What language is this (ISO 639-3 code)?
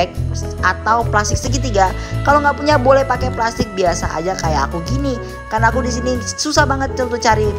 ind